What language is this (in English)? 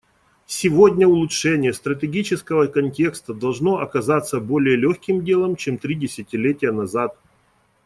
Russian